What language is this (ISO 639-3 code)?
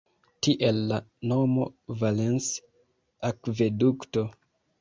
epo